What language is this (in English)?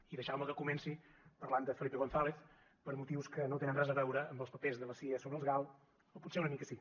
Catalan